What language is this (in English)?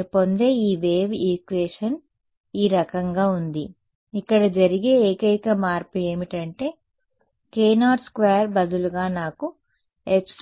Telugu